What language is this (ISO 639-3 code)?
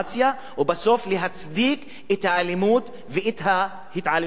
heb